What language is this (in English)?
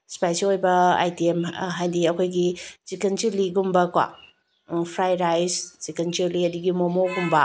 Manipuri